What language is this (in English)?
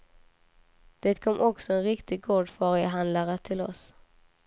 Swedish